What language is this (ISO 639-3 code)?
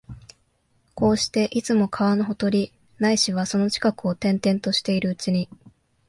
jpn